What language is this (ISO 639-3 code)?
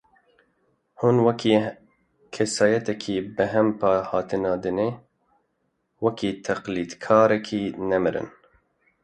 kur